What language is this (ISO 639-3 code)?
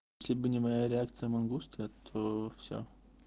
rus